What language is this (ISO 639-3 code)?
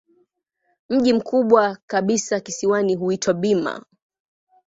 swa